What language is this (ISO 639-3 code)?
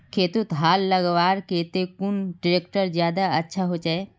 mag